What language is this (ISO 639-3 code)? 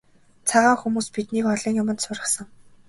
mon